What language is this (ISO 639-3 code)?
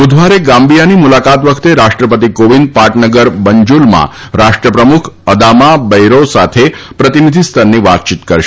guj